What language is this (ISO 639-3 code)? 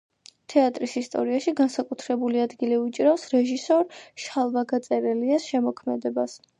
kat